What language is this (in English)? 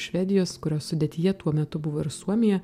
Lithuanian